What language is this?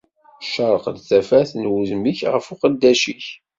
Kabyle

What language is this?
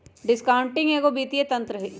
Magahi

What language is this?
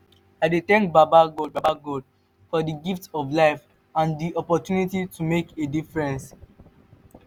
Nigerian Pidgin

